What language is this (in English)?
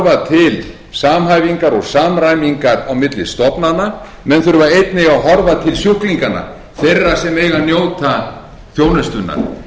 Icelandic